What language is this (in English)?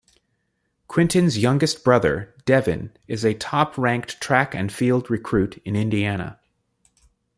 English